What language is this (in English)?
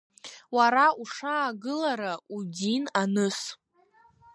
Abkhazian